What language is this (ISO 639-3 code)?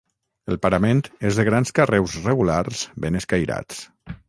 cat